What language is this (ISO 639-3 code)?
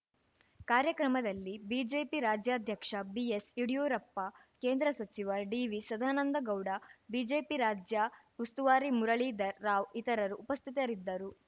kan